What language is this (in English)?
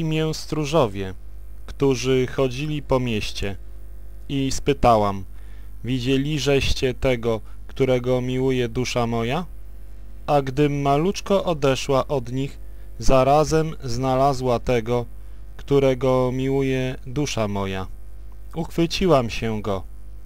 Polish